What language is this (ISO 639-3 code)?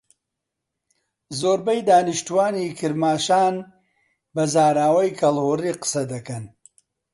ckb